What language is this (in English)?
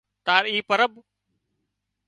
Wadiyara Koli